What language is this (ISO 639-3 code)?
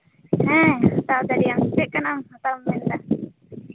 sat